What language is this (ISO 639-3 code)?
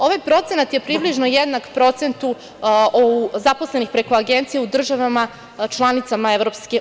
srp